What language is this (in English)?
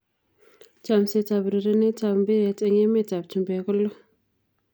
Kalenjin